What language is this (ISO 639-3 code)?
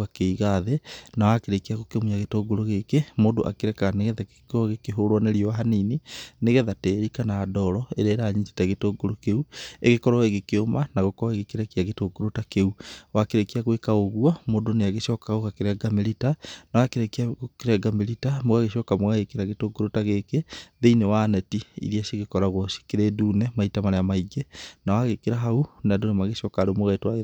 kik